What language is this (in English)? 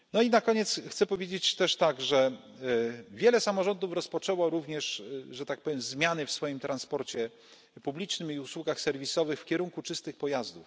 Polish